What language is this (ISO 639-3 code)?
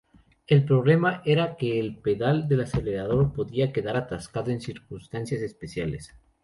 spa